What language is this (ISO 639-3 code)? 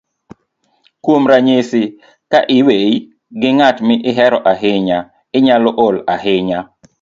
luo